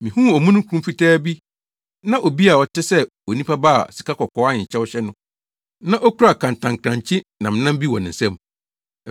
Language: Akan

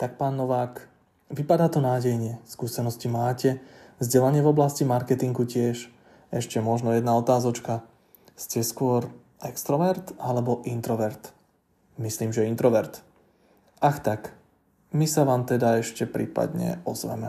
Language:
Slovak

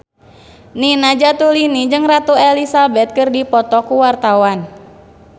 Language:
Sundanese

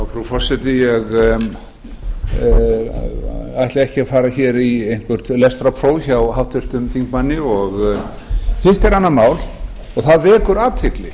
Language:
Icelandic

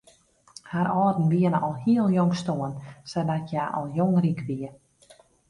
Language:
Western Frisian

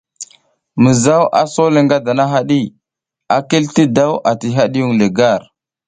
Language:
South Giziga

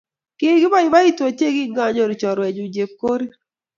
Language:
Kalenjin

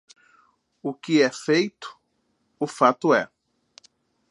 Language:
Portuguese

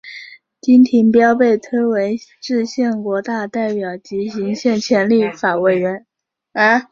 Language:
Chinese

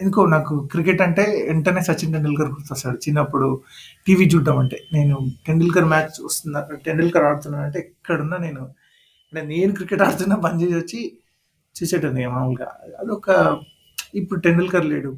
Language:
Telugu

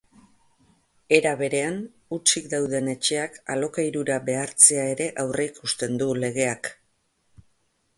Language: Basque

